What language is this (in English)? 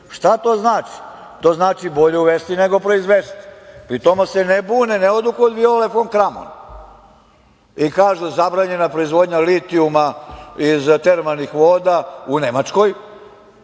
Serbian